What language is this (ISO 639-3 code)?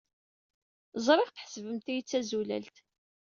kab